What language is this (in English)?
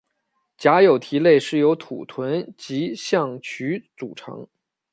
Chinese